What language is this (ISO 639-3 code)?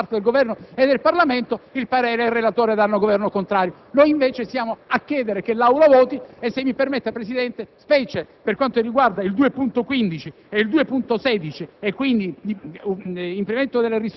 ita